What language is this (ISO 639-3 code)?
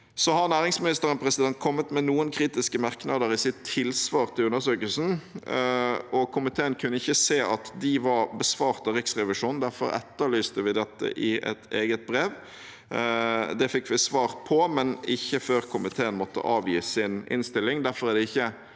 nor